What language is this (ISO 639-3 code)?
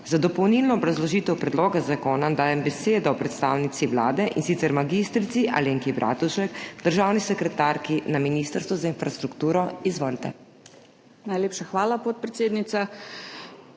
slv